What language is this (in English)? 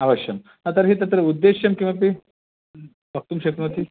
Sanskrit